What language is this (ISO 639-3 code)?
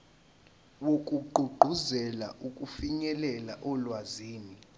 zul